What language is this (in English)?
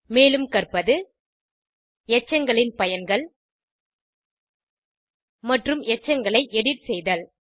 Tamil